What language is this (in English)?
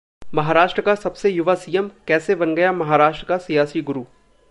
Hindi